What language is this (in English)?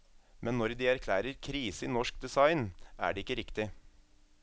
Norwegian